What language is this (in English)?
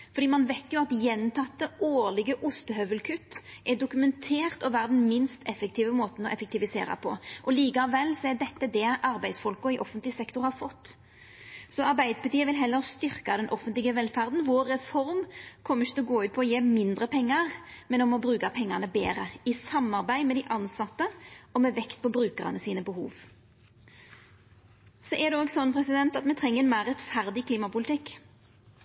Norwegian Nynorsk